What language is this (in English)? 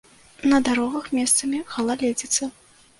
Belarusian